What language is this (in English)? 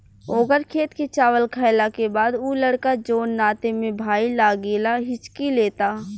Bhojpuri